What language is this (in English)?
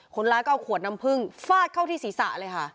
Thai